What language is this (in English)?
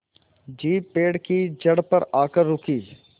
Hindi